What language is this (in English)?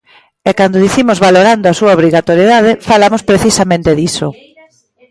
Galician